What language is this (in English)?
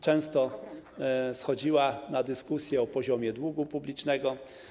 Polish